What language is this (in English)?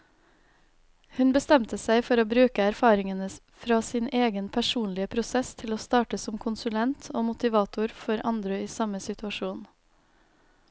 Norwegian